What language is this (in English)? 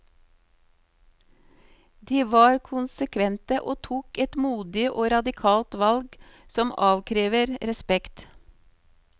Norwegian